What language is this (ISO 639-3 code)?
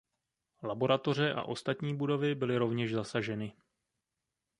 ces